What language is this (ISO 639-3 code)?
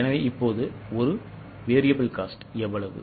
tam